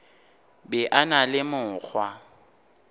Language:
Northern Sotho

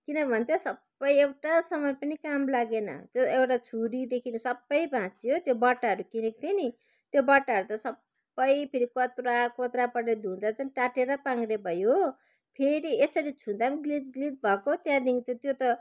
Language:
Nepali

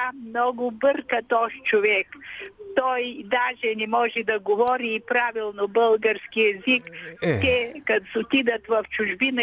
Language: Bulgarian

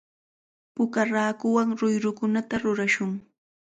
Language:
Cajatambo North Lima Quechua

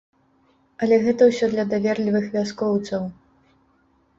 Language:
Belarusian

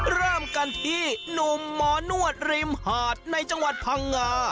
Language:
Thai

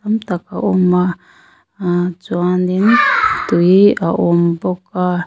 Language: Mizo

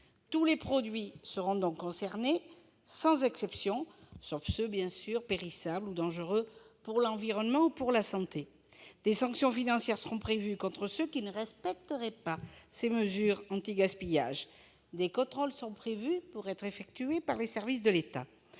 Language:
French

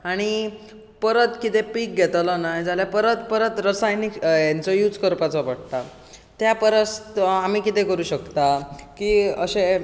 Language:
Konkani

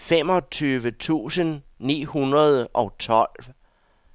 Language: Danish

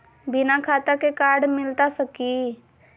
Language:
Magahi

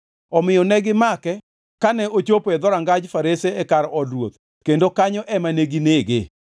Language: Luo (Kenya and Tanzania)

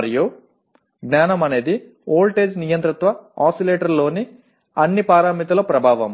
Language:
Telugu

